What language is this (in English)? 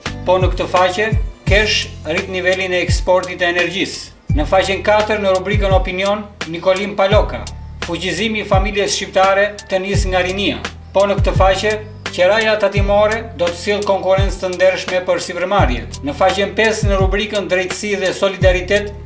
Portuguese